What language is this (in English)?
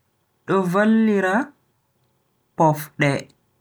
Bagirmi Fulfulde